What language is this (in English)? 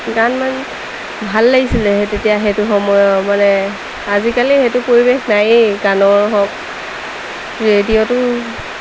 Assamese